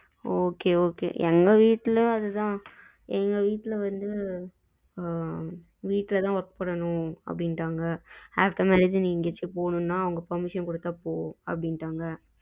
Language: Tamil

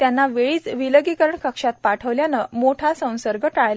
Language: Marathi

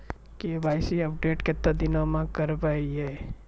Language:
Maithili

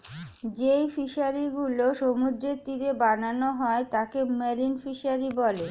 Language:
Bangla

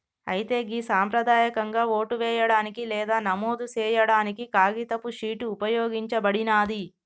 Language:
Telugu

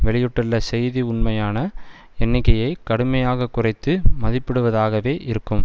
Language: Tamil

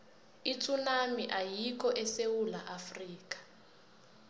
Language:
South Ndebele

